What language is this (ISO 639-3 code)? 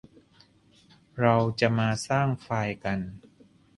tha